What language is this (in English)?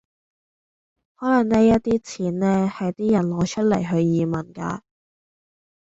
Cantonese